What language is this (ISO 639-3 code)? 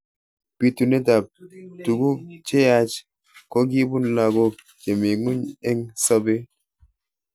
kln